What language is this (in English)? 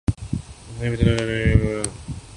Urdu